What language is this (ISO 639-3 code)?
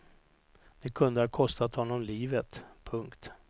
swe